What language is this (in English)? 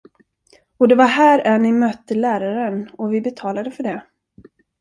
Swedish